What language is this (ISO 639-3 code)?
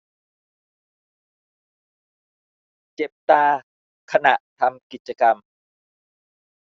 tha